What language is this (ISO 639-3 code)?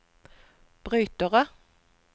nor